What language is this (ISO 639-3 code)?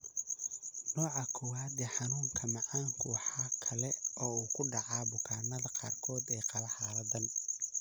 som